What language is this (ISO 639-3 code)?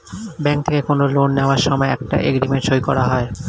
ben